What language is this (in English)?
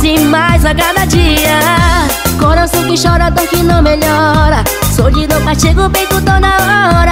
Portuguese